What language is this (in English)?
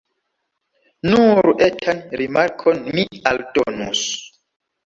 Esperanto